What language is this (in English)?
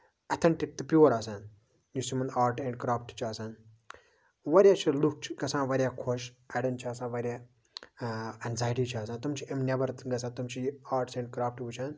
Kashmiri